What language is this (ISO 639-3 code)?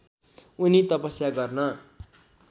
nep